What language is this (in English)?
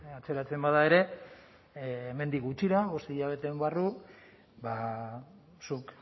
Basque